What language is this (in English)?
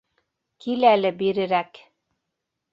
Bashkir